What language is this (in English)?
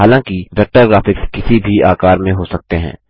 Hindi